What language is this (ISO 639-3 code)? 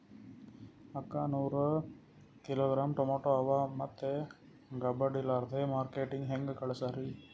kan